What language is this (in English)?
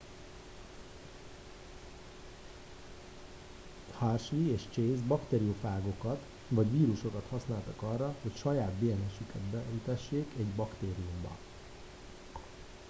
Hungarian